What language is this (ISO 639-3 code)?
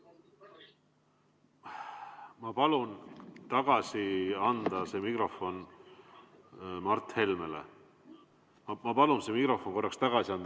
est